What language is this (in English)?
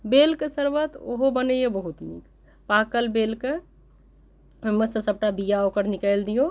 Maithili